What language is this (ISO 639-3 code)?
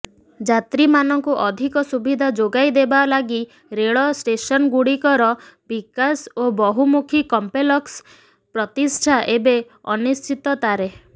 ori